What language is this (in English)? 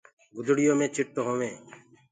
Gurgula